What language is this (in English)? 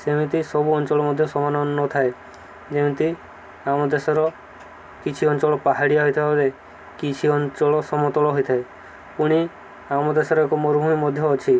Odia